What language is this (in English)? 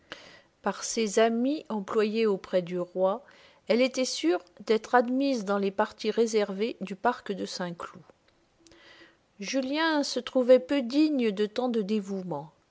French